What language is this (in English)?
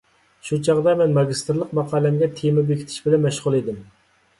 Uyghur